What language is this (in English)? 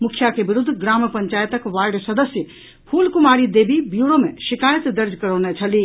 Maithili